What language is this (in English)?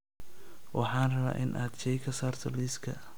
Somali